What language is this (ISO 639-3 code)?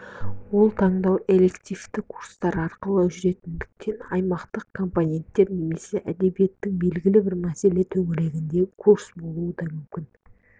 kaz